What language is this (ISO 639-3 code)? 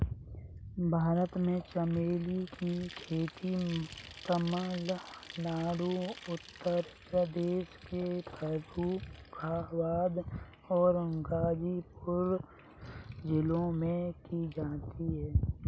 hin